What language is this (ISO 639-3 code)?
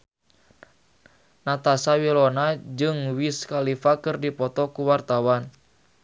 sun